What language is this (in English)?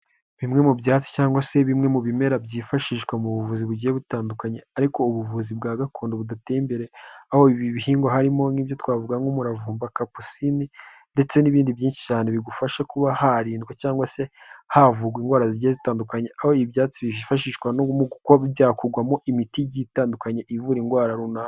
Kinyarwanda